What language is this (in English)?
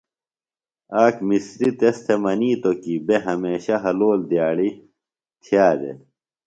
Phalura